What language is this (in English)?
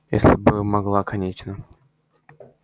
Russian